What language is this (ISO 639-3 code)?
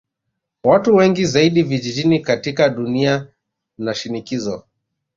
swa